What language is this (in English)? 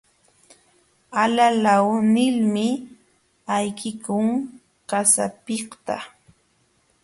Jauja Wanca Quechua